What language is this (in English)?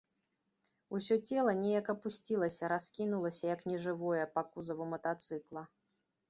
Belarusian